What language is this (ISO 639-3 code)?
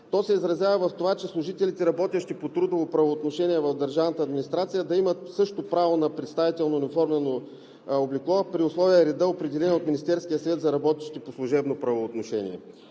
bul